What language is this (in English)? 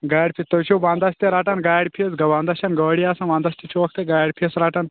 Kashmiri